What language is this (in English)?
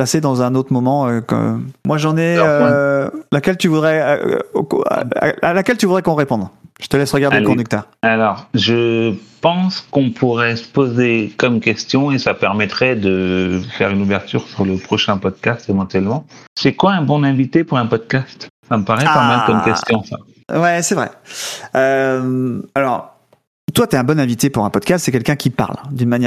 French